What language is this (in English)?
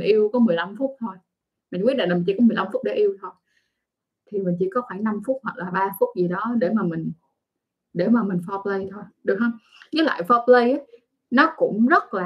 Vietnamese